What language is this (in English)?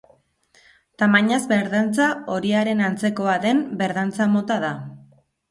Basque